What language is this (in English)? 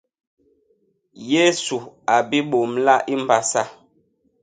Basaa